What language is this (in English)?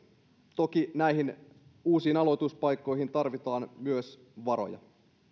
Finnish